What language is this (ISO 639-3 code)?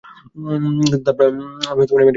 ben